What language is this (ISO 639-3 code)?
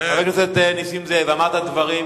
heb